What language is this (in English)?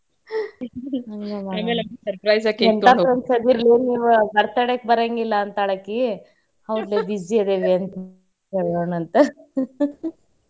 Kannada